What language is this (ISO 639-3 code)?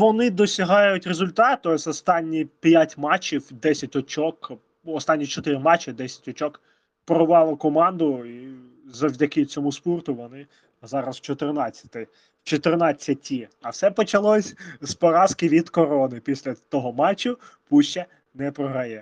ukr